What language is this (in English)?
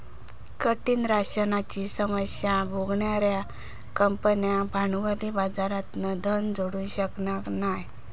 Marathi